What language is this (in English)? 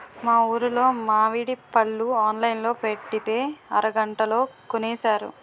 Telugu